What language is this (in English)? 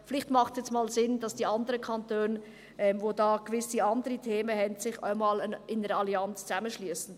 Swiss German